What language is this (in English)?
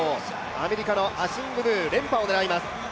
Japanese